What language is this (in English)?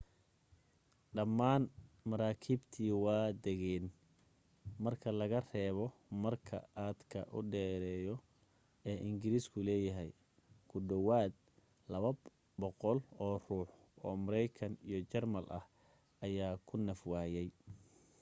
Somali